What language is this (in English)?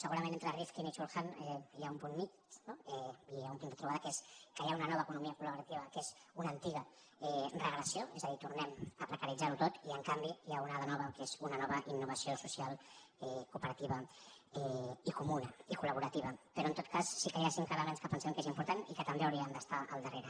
Catalan